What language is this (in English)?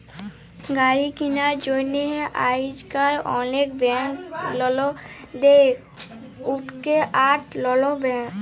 Bangla